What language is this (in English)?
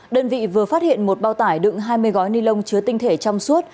Vietnamese